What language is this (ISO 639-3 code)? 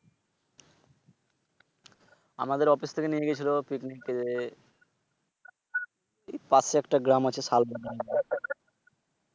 ben